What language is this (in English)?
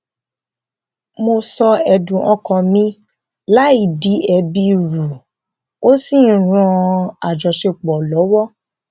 Yoruba